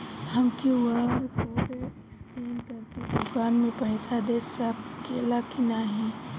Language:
Bhojpuri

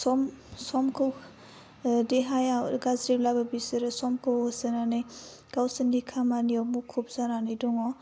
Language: Bodo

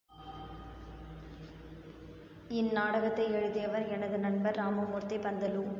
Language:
Tamil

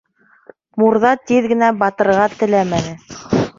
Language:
Bashkir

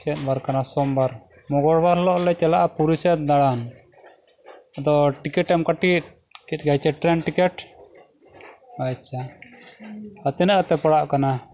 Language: Santali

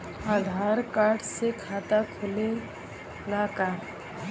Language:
Bhojpuri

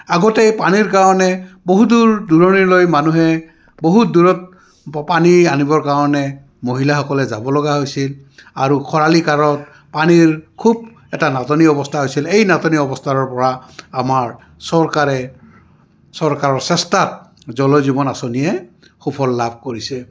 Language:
Assamese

